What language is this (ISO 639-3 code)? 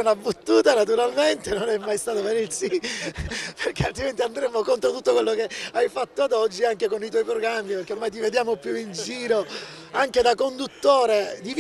ita